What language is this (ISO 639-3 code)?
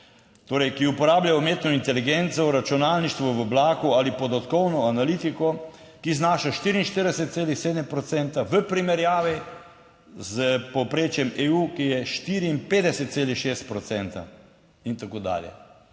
slv